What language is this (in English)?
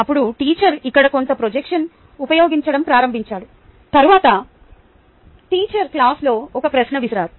Telugu